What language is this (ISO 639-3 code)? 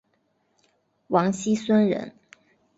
zho